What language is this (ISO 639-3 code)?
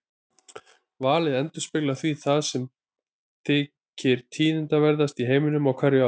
isl